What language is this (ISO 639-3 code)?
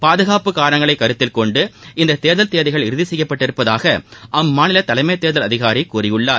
tam